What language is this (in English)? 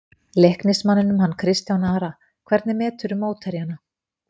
Icelandic